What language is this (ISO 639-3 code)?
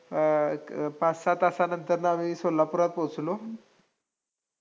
mar